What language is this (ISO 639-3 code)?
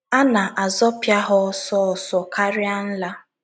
ibo